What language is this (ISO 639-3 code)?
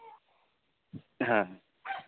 sat